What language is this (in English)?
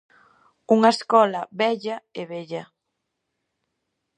Galician